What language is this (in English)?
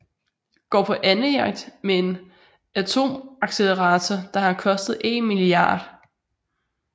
Danish